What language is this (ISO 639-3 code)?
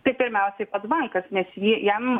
lit